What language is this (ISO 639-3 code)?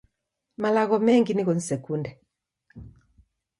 dav